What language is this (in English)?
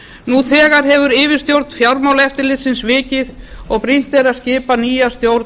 Icelandic